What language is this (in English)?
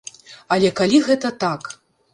Belarusian